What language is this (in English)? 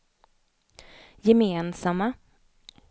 Swedish